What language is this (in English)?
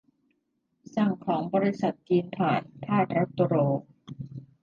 Thai